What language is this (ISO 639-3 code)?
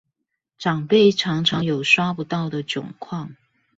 zho